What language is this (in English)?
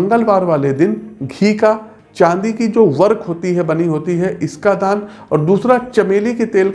Hindi